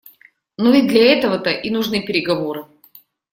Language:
Russian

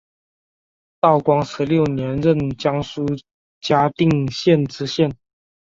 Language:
Chinese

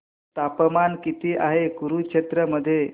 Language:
Marathi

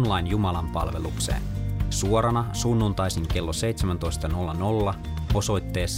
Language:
Finnish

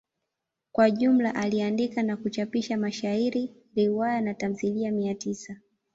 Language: Swahili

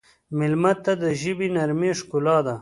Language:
Pashto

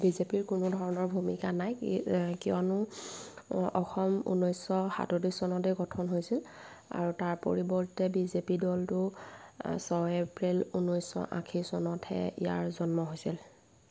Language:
Assamese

